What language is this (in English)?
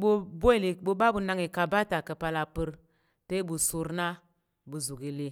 Tarok